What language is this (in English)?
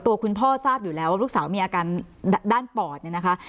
Thai